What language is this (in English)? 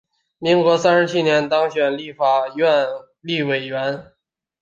Chinese